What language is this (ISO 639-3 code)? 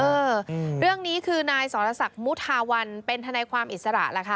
tha